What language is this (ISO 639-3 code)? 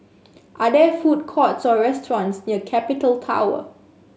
eng